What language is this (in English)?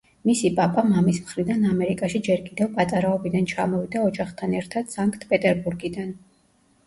Georgian